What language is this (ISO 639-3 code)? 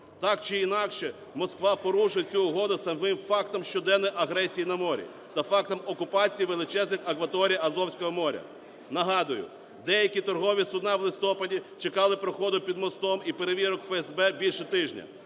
ukr